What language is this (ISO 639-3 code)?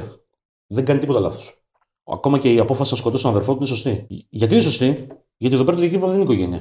ell